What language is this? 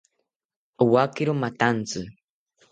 South Ucayali Ashéninka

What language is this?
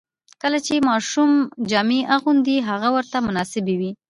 Pashto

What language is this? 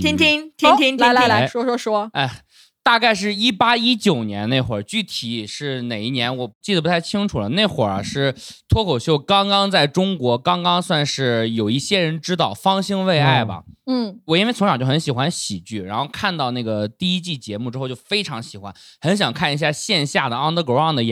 Chinese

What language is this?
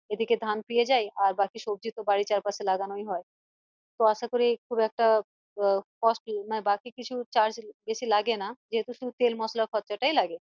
Bangla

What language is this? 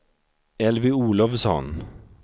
Swedish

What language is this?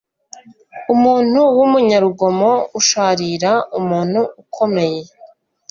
Kinyarwanda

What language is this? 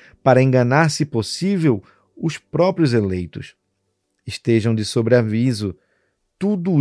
Portuguese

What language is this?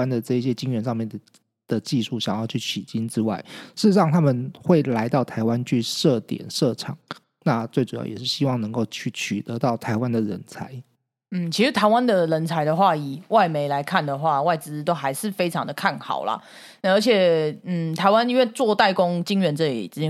Chinese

